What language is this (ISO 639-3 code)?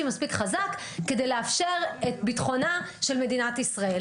heb